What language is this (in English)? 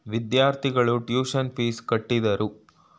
Kannada